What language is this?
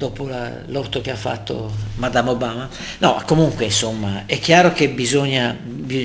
Italian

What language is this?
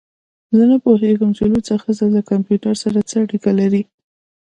Pashto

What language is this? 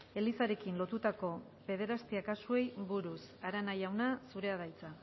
Basque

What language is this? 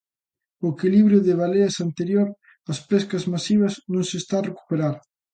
Galician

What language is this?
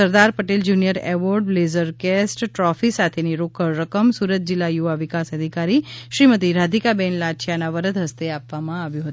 Gujarati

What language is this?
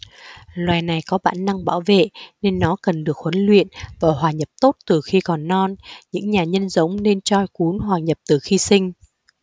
Vietnamese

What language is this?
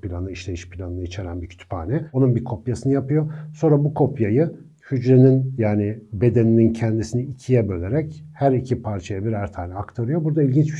Turkish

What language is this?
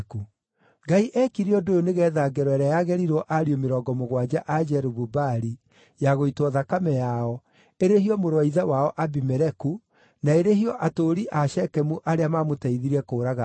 Kikuyu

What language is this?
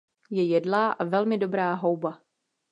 Czech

